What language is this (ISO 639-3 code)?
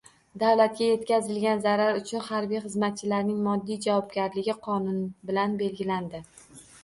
uzb